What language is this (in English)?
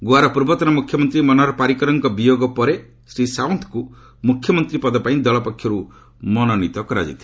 Odia